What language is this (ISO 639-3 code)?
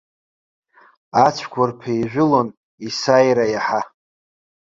abk